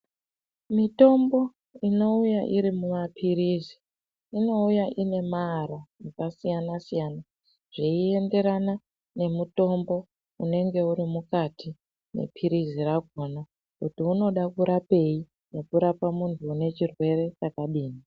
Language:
Ndau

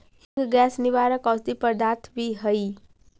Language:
Magahi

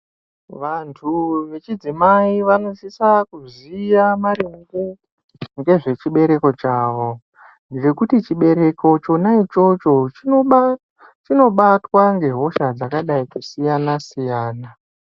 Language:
Ndau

